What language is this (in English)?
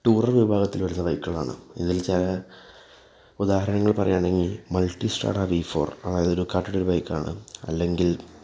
Malayalam